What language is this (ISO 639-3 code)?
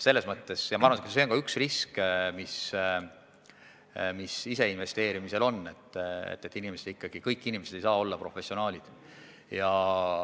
est